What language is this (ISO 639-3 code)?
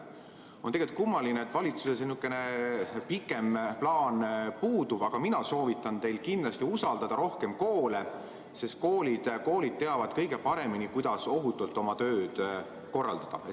est